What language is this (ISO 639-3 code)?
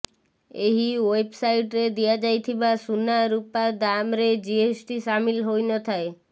ori